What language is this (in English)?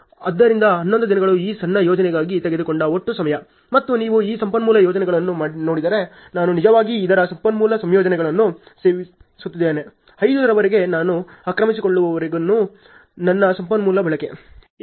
Kannada